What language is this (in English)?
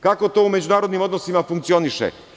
Serbian